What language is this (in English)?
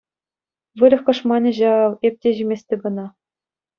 Chuvash